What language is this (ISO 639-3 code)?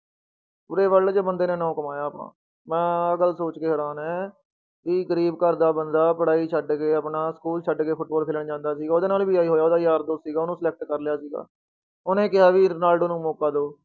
pan